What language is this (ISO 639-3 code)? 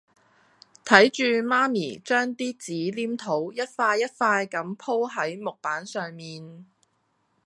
yue